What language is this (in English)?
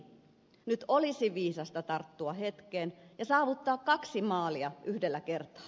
Finnish